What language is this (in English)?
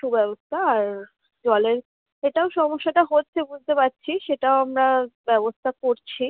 Bangla